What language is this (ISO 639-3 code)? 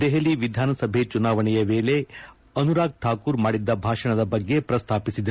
kan